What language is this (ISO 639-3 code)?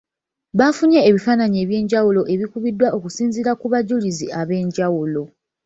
lug